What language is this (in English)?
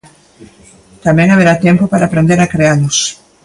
Galician